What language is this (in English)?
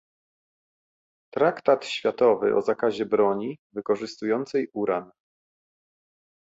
Polish